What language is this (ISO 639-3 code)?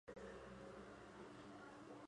zho